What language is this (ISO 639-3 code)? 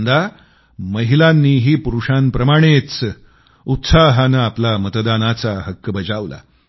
mar